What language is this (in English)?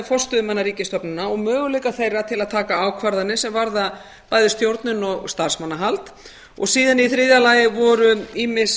Icelandic